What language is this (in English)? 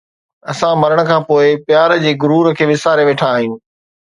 Sindhi